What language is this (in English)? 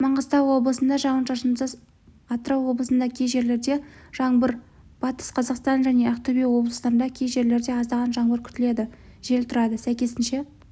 Kazakh